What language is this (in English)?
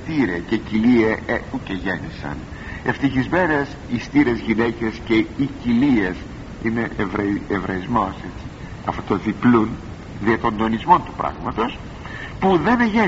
Greek